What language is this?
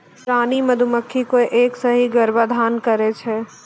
Maithili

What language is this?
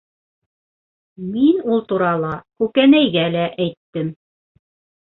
Bashkir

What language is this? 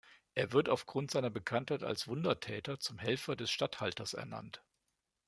German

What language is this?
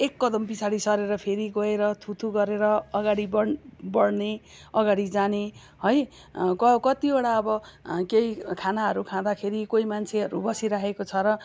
Nepali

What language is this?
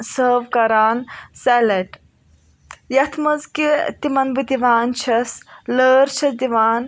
Kashmiri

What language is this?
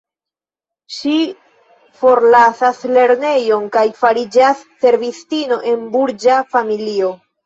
Esperanto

